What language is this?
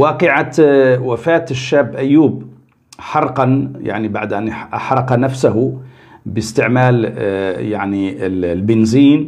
Arabic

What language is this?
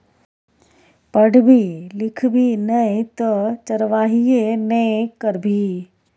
Maithili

